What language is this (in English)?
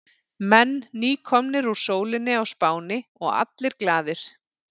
Icelandic